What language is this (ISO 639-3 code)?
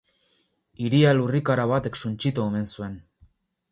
eus